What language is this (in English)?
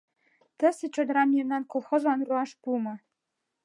Mari